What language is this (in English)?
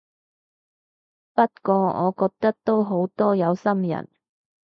Cantonese